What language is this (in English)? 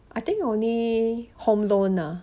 English